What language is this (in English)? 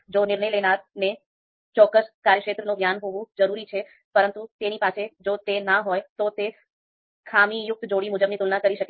Gujarati